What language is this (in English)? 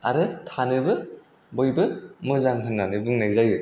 Bodo